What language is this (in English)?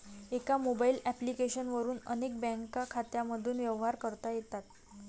Marathi